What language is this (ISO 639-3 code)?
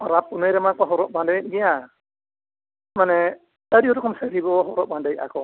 sat